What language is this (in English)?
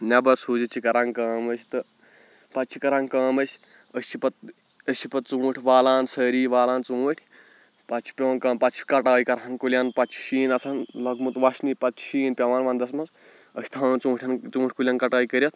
Kashmiri